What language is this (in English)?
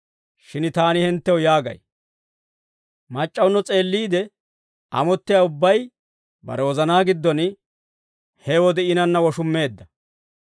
Dawro